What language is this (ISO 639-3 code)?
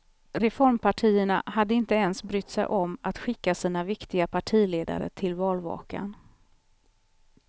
swe